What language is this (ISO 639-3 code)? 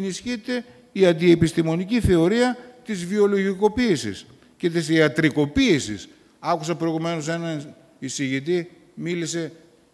ell